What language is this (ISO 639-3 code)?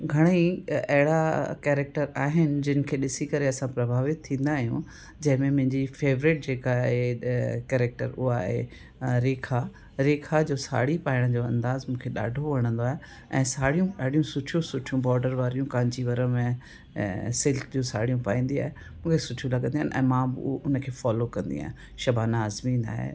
snd